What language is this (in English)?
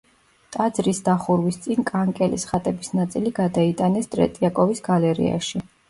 Georgian